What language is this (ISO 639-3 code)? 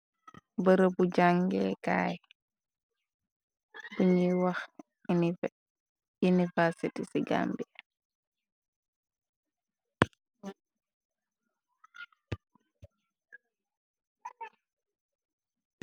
wol